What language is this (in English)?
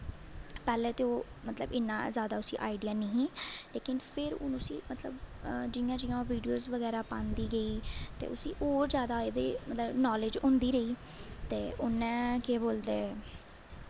Dogri